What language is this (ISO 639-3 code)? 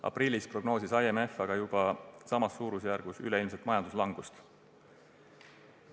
est